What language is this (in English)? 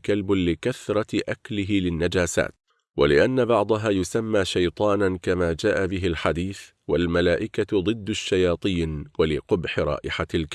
Arabic